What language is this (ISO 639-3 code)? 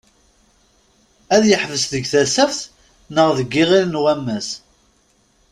kab